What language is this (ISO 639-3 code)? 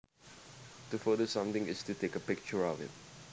jav